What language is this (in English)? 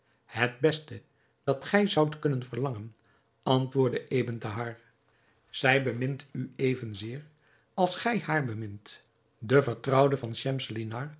Dutch